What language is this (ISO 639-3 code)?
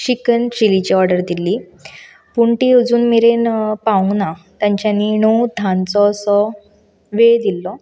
kok